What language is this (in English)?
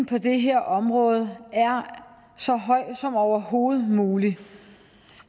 Danish